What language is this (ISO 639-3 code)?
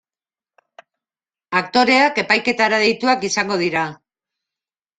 eus